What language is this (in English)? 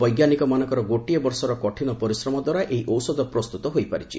Odia